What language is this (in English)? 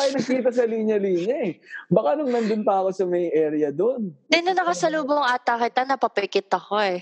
Filipino